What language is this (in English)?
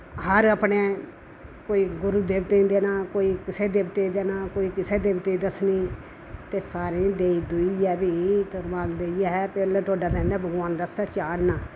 Dogri